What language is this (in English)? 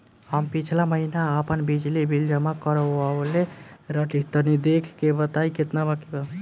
Bhojpuri